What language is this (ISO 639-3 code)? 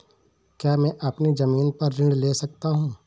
hin